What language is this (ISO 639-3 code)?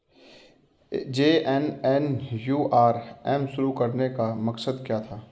hin